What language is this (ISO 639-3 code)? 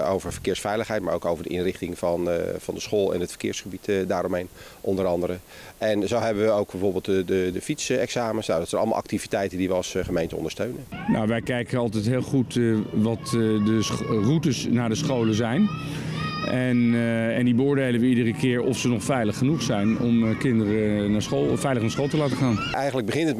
nld